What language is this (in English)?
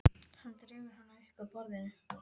Icelandic